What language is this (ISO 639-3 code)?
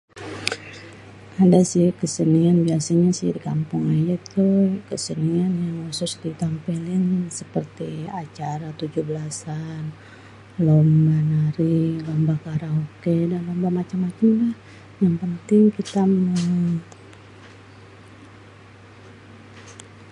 bew